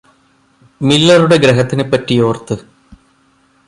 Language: Malayalam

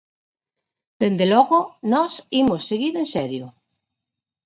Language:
Galician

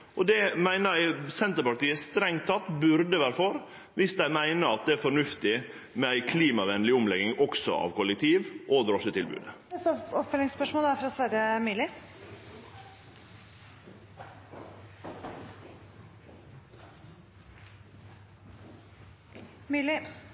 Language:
Norwegian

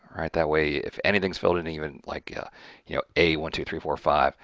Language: English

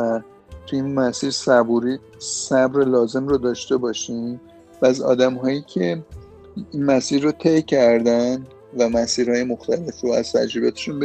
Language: Persian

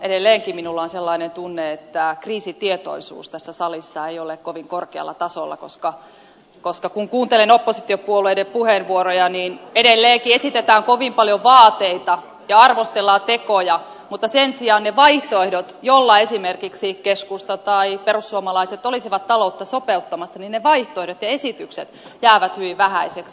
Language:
Finnish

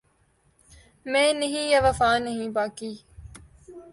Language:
Urdu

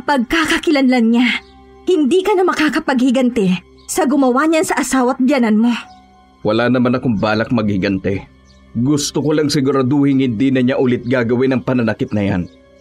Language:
Filipino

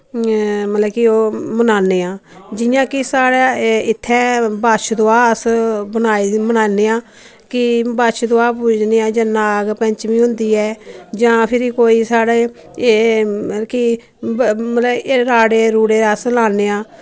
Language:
Dogri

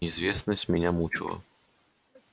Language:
Russian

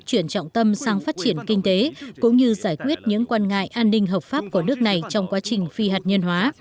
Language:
Vietnamese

